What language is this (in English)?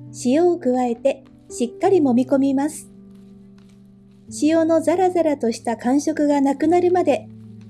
Japanese